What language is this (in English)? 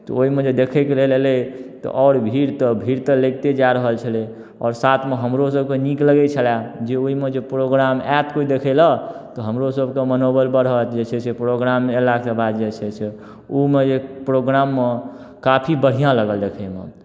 Maithili